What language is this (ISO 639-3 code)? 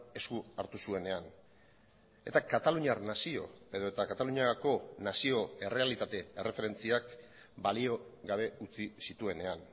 eus